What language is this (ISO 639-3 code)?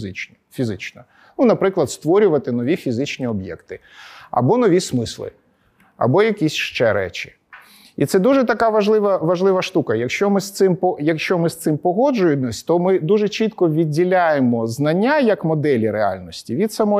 ukr